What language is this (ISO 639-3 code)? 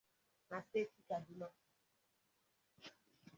ibo